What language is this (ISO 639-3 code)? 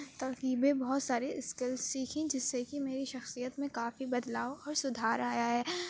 urd